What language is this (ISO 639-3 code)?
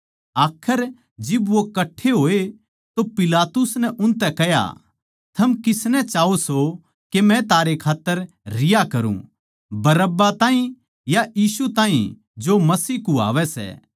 bgc